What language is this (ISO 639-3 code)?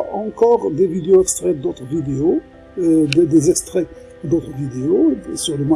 fra